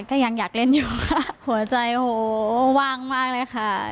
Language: Thai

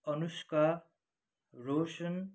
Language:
Nepali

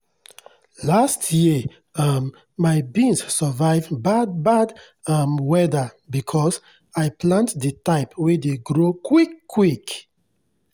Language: Nigerian Pidgin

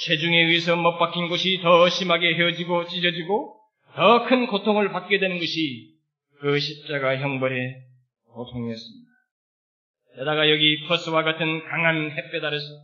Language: Korean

